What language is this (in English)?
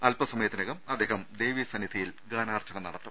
Malayalam